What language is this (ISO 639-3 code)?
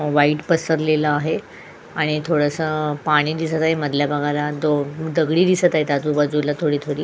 mar